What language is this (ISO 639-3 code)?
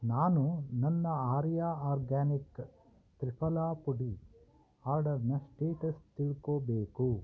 kan